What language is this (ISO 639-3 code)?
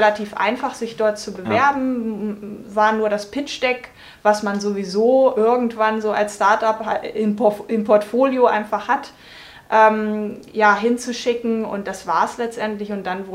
deu